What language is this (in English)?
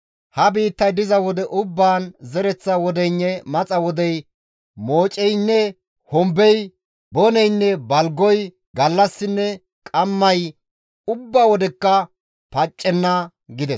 Gamo